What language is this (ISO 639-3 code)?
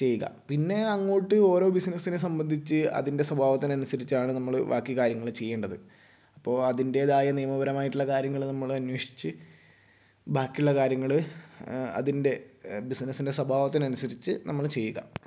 mal